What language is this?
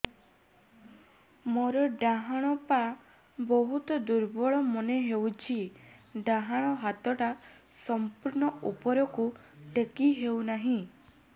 Odia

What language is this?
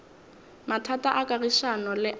Northern Sotho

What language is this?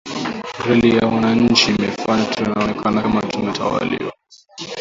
Swahili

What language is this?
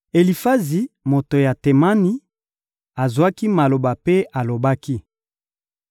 Lingala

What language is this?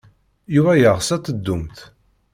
Kabyle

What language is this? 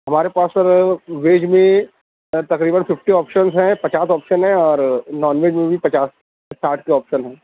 Urdu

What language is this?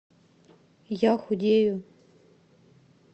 Russian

